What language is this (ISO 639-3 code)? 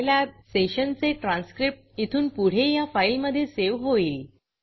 mar